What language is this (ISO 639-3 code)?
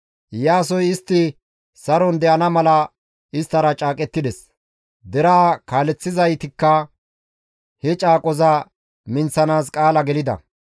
gmv